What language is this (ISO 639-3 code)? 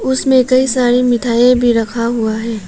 hin